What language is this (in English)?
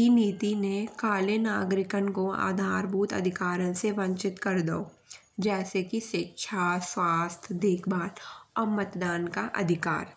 Bundeli